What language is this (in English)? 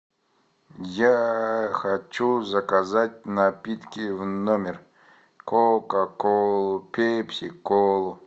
Russian